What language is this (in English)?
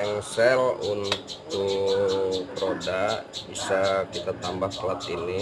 Indonesian